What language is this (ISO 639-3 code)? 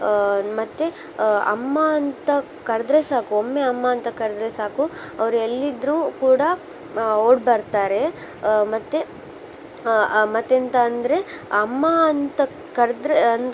kan